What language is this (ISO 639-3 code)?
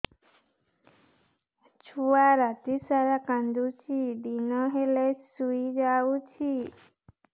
ori